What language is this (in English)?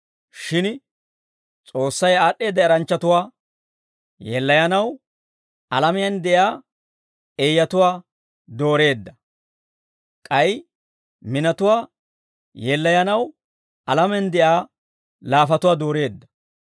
Dawro